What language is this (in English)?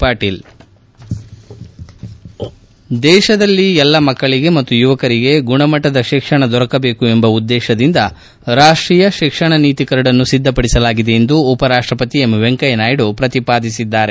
Kannada